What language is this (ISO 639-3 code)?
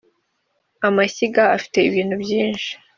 kin